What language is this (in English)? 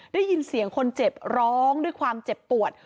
Thai